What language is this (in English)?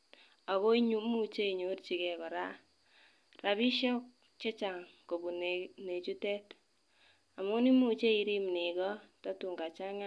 Kalenjin